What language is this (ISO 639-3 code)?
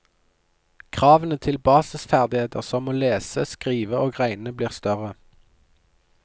nor